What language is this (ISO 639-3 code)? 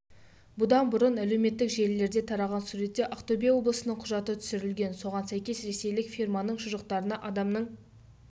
kaz